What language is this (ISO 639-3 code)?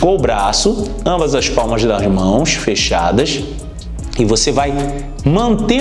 por